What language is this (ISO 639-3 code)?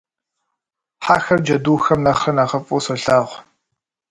kbd